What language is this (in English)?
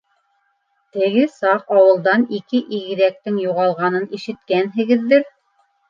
Bashkir